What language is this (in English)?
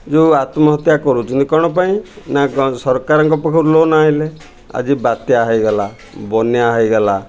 Odia